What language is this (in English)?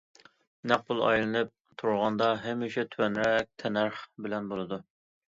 Uyghur